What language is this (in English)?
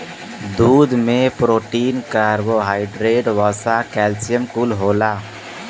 Bhojpuri